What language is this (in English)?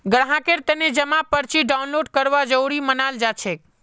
Magahi